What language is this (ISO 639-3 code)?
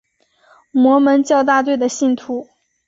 zho